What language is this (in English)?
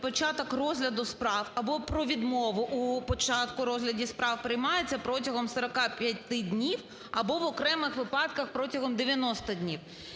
Ukrainian